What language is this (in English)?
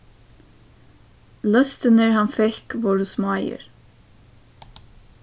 Faroese